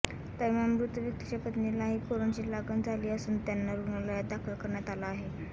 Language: Marathi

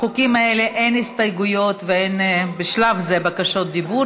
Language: Hebrew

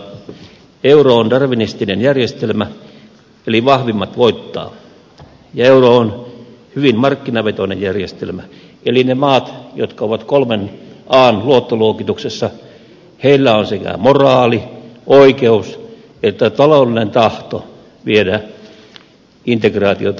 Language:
Finnish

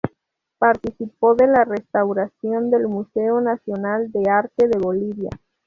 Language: Spanish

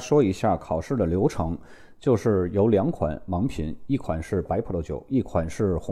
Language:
Chinese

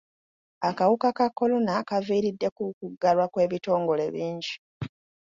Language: Ganda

